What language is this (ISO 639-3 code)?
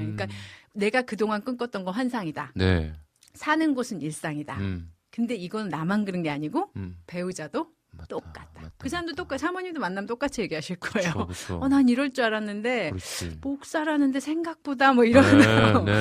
kor